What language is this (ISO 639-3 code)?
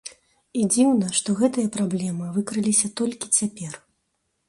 bel